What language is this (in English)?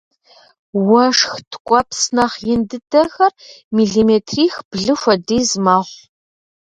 Kabardian